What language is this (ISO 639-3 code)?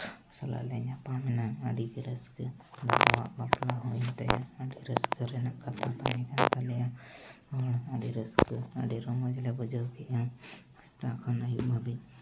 sat